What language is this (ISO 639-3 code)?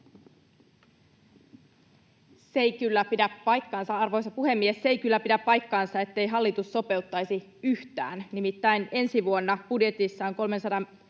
fin